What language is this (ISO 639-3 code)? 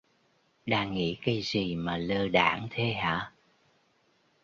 vie